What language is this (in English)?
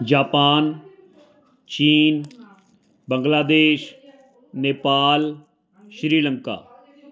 Punjabi